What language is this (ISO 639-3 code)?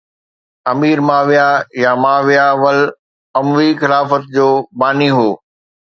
snd